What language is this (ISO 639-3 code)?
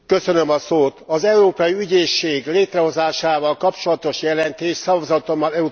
hun